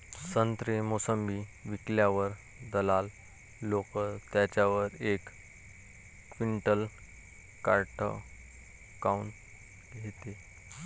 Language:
Marathi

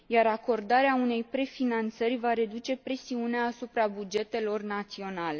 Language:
Romanian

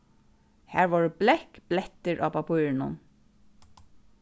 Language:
Faroese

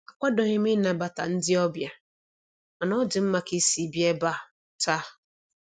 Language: Igbo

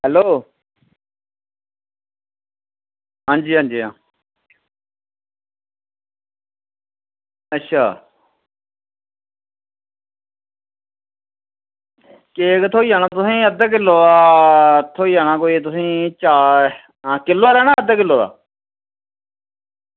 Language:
Dogri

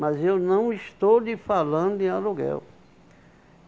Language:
Portuguese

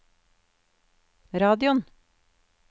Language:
Norwegian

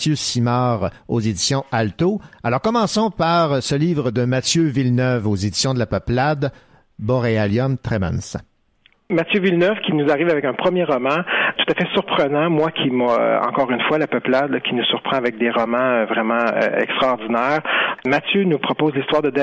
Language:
French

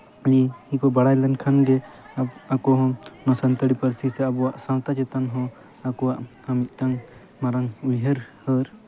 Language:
Santali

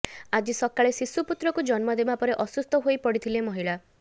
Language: Odia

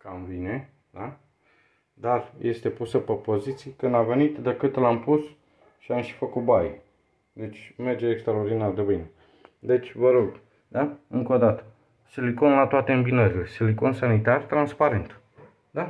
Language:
Romanian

